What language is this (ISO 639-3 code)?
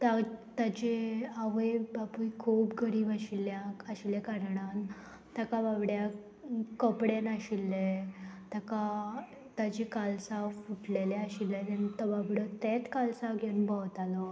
kok